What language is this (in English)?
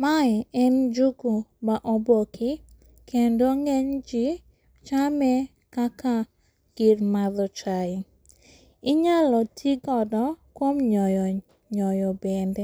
Luo (Kenya and Tanzania)